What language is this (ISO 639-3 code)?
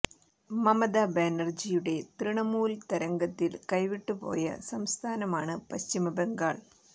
mal